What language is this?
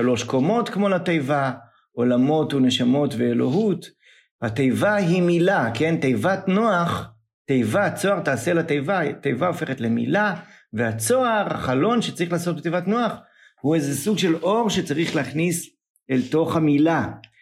Hebrew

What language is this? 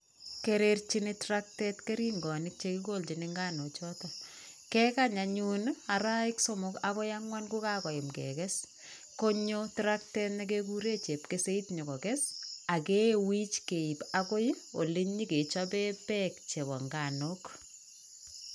Kalenjin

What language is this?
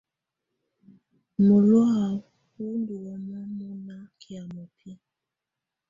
Tunen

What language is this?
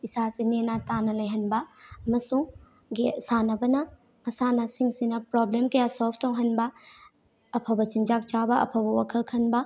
Manipuri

